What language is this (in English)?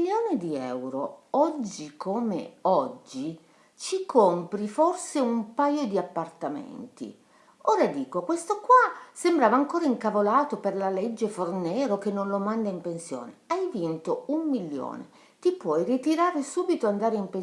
Italian